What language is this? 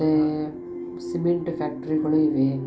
Kannada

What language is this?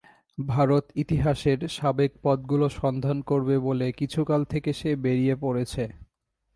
Bangla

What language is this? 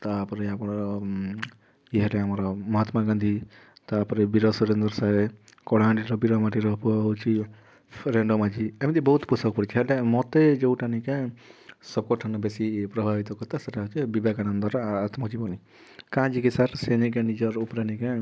Odia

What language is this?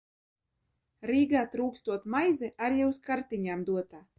Latvian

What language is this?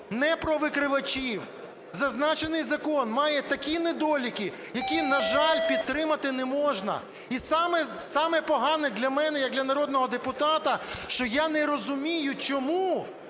Ukrainian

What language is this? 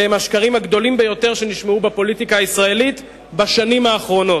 Hebrew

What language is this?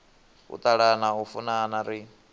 Venda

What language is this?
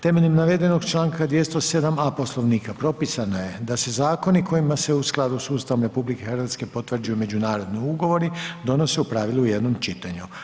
Croatian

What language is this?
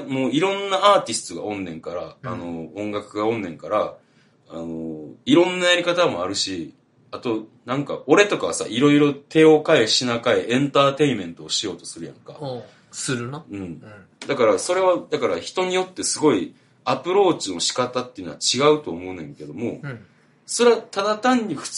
Japanese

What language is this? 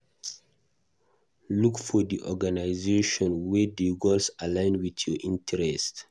Nigerian Pidgin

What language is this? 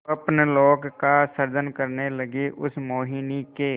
Hindi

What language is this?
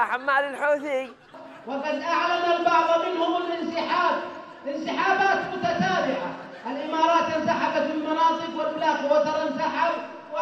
Arabic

